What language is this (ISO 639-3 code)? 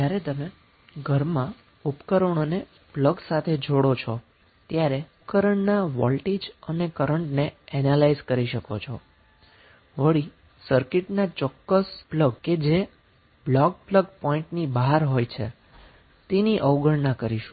guj